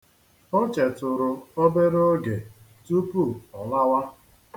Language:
Igbo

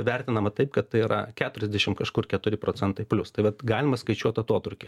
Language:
Lithuanian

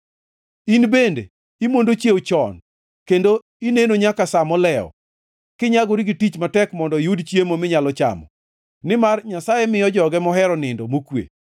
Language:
Luo (Kenya and Tanzania)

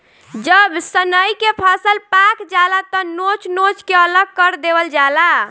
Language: Bhojpuri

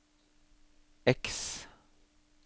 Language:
Norwegian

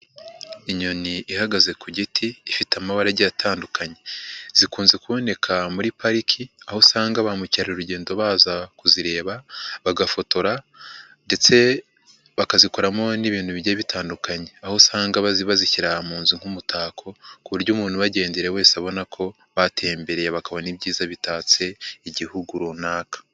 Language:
Kinyarwanda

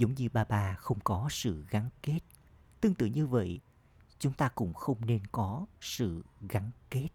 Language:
Vietnamese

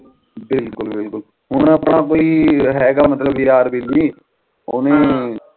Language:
Punjabi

